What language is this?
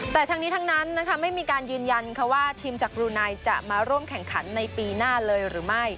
Thai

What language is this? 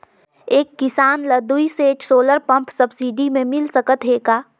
Chhattisgarhi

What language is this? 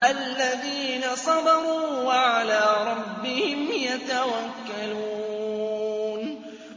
Arabic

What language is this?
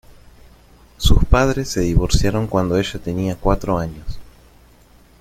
Spanish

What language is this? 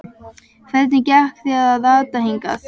Icelandic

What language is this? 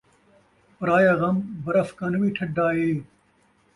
Saraiki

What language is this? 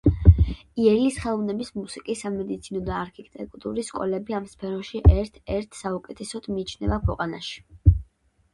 Georgian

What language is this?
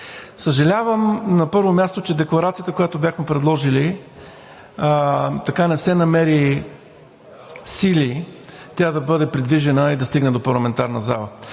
Bulgarian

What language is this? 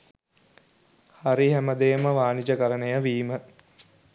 Sinhala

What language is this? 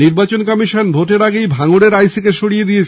Bangla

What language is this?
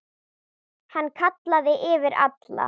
Icelandic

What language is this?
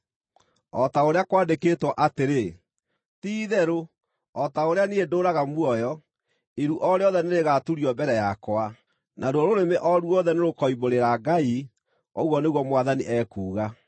Kikuyu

